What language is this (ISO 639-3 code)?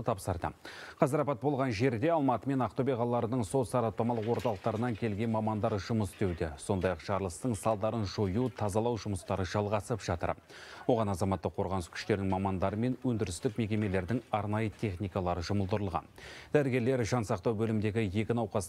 tur